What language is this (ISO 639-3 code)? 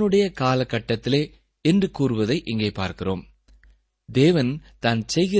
tam